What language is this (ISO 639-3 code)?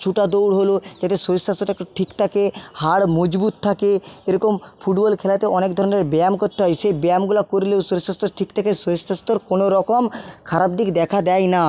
ben